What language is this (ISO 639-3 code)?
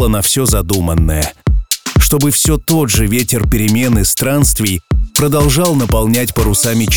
rus